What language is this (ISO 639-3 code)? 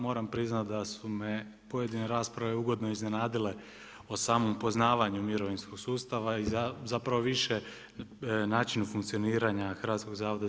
hrv